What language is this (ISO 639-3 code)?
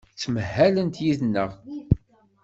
kab